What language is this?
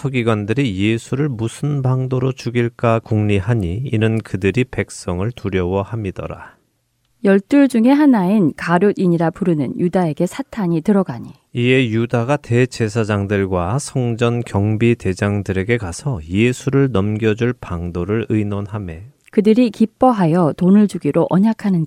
Korean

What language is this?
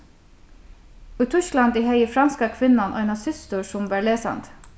Faroese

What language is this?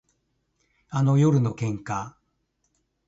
Japanese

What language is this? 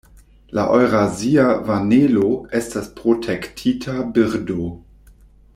Esperanto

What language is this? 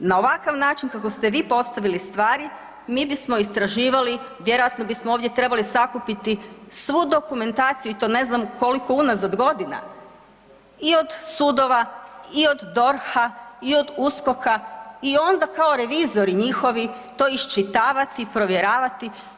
Croatian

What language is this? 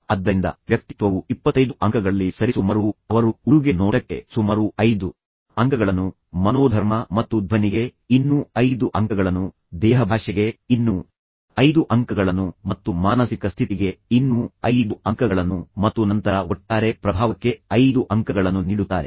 Kannada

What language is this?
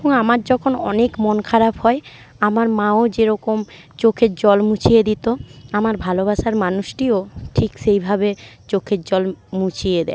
Bangla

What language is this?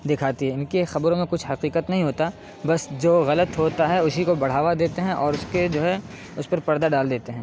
Urdu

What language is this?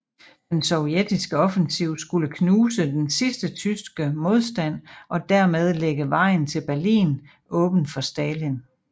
Danish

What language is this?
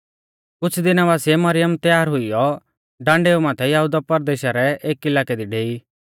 Mahasu Pahari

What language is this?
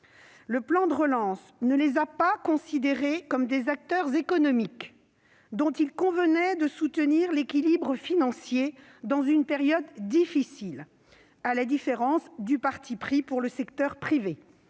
French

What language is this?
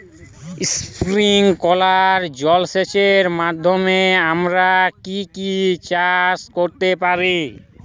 Bangla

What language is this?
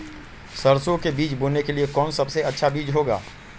Magahi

